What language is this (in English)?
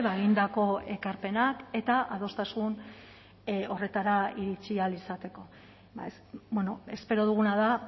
Basque